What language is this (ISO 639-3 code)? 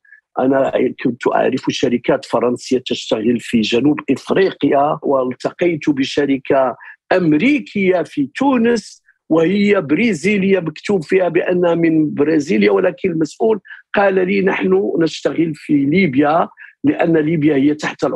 ara